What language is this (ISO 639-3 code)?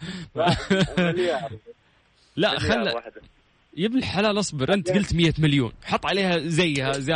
ara